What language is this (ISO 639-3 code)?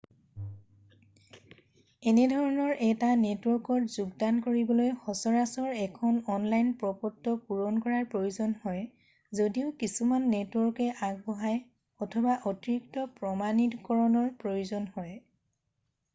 asm